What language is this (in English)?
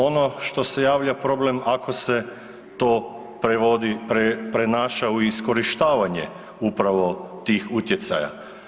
Croatian